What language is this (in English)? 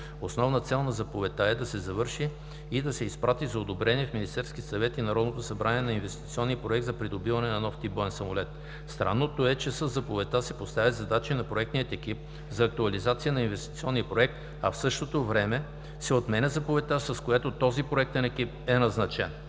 Bulgarian